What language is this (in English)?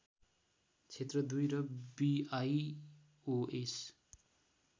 Nepali